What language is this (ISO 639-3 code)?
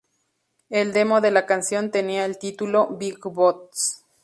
spa